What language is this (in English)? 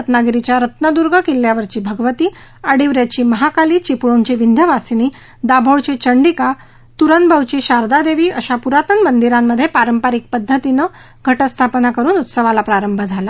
Marathi